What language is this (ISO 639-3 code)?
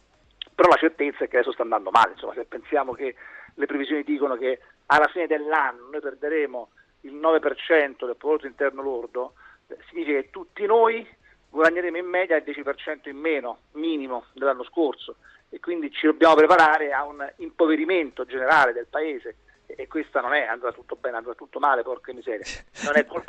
ita